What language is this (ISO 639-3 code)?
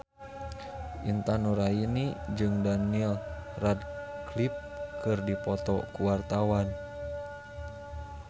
sun